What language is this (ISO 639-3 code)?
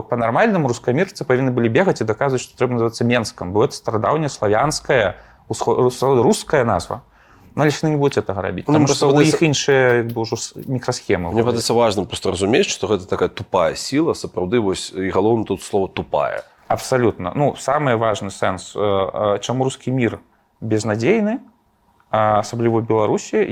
rus